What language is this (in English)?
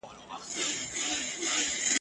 Pashto